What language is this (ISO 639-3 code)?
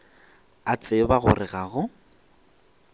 nso